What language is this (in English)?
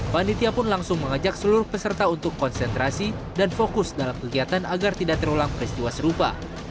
Indonesian